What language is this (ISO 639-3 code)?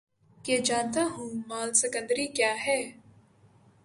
urd